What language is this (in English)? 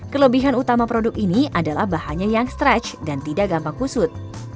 Indonesian